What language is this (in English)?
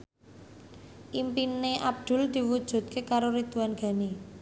Javanese